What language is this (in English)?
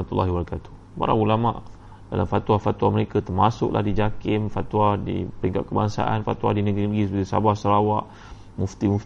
Malay